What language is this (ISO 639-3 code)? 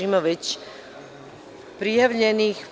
srp